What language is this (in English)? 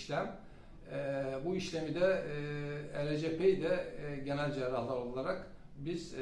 Turkish